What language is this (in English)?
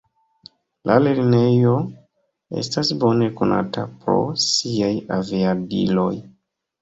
Esperanto